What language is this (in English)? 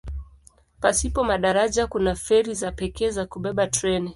Swahili